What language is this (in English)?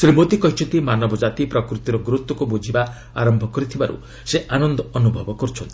Odia